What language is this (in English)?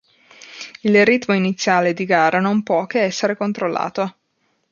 Italian